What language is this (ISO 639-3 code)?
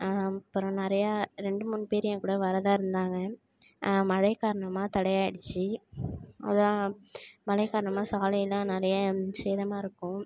tam